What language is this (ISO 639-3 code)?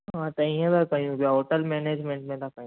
snd